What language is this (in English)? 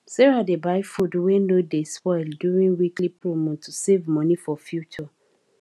Nigerian Pidgin